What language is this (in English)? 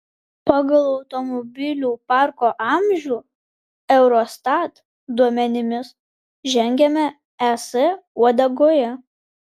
Lithuanian